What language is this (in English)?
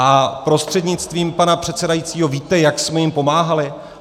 Czech